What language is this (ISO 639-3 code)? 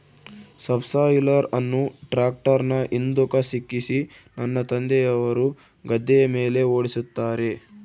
kan